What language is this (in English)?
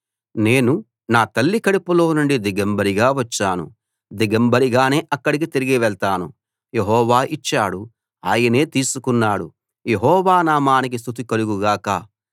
Telugu